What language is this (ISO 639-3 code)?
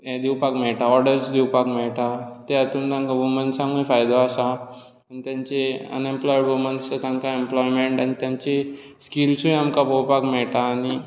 kok